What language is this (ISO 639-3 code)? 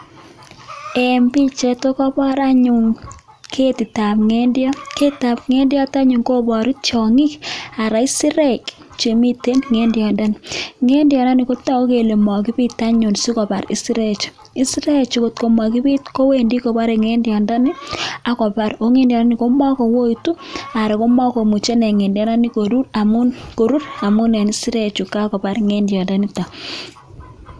kln